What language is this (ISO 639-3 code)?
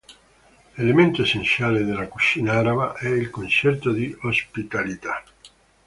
ita